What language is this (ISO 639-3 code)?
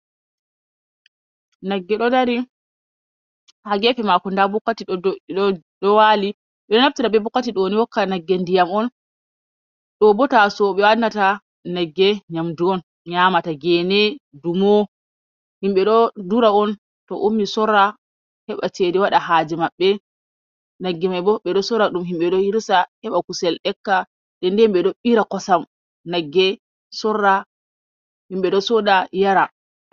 ful